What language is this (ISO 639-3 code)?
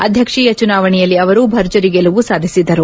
kan